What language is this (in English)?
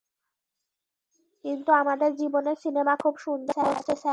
Bangla